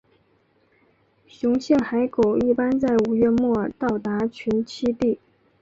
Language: Chinese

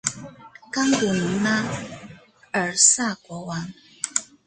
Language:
Chinese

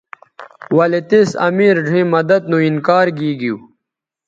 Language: Bateri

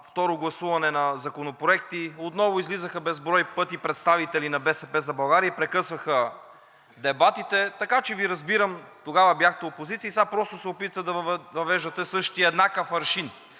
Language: Bulgarian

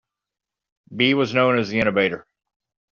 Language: English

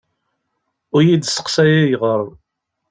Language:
Kabyle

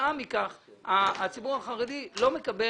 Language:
Hebrew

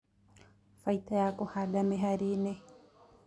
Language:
Kikuyu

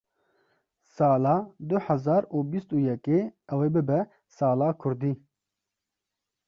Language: Kurdish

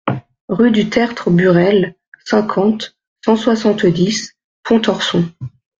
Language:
French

